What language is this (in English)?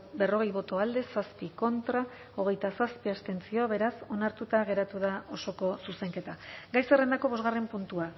Basque